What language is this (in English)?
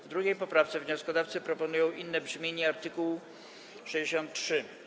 Polish